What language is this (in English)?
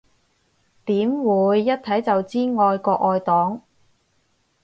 Cantonese